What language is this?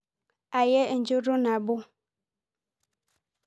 Masai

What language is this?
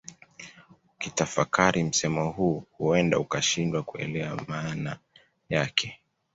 Swahili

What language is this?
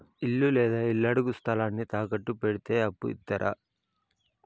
Telugu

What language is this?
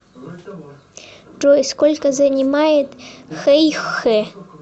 Russian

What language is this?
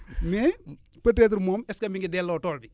Wolof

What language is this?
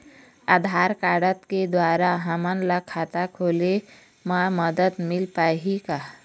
Chhattisgarhi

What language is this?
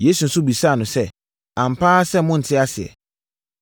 Akan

